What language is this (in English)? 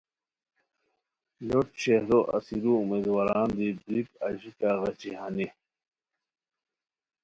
Khowar